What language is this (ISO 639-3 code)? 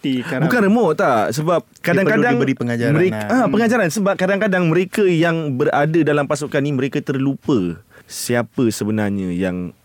msa